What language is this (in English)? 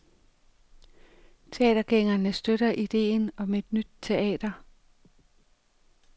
Danish